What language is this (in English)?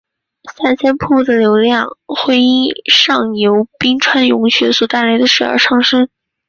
Chinese